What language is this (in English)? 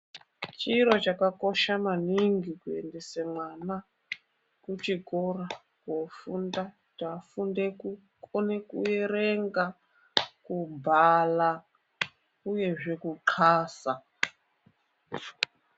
Ndau